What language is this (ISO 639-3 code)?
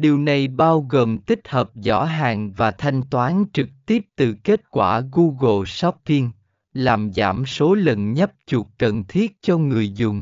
vie